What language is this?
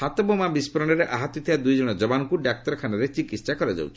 Odia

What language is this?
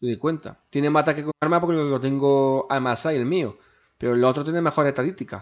Spanish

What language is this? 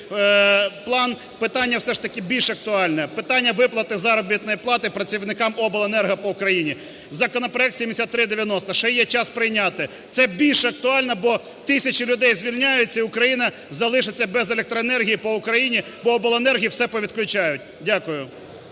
Ukrainian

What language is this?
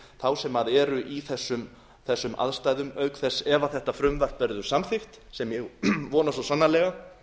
Icelandic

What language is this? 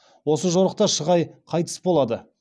Kazakh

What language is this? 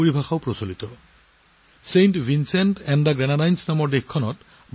Assamese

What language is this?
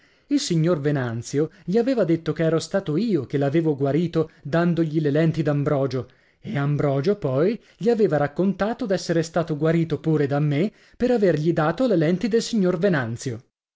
Italian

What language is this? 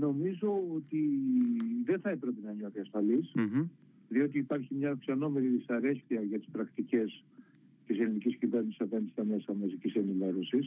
Greek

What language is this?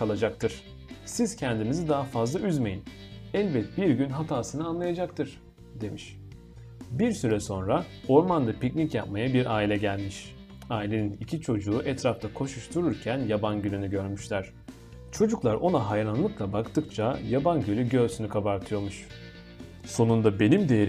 Turkish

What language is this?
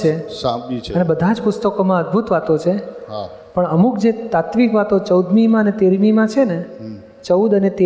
Gujarati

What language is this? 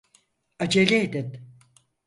Turkish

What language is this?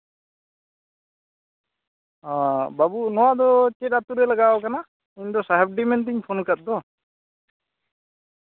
Santali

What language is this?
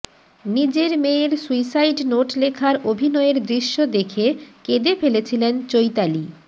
Bangla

